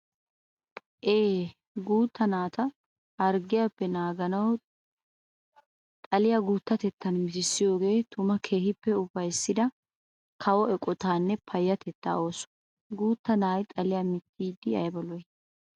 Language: Wolaytta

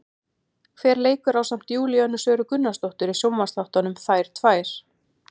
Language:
Icelandic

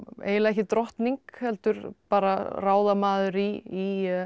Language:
Icelandic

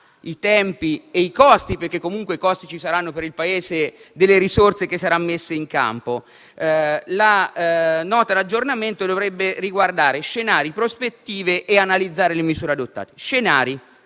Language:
Italian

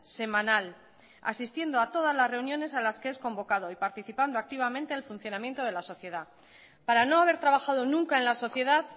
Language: Spanish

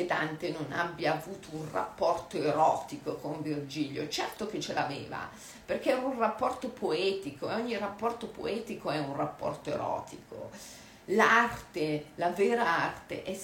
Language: Italian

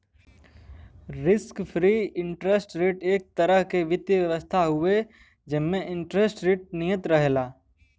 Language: Bhojpuri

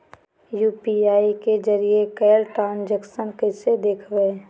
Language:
Magahi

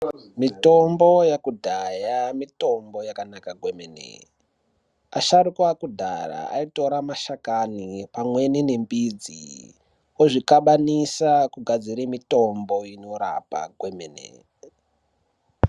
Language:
Ndau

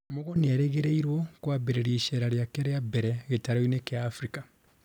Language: Kikuyu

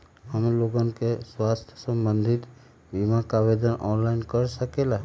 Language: Magahi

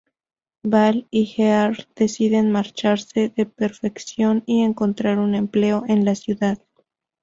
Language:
Spanish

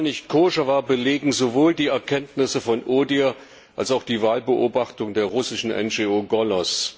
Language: German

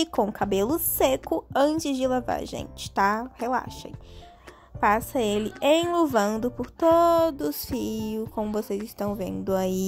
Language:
Portuguese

